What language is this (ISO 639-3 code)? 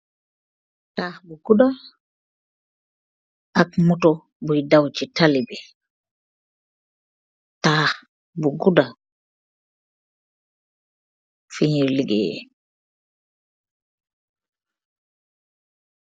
wol